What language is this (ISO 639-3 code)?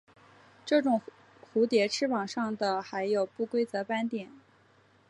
zho